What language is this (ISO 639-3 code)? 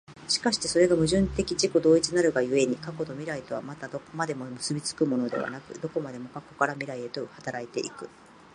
jpn